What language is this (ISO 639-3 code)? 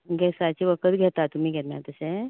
kok